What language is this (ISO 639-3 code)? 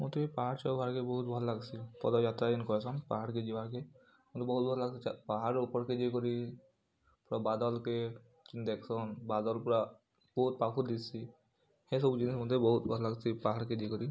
ori